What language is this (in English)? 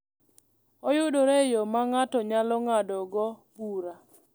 Luo (Kenya and Tanzania)